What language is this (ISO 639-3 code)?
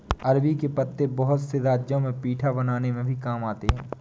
hin